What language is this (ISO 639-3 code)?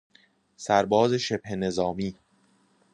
fas